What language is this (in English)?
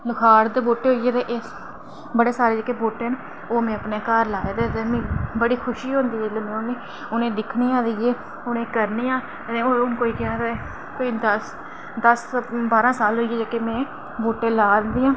Dogri